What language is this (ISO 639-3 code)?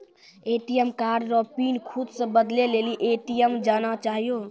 mai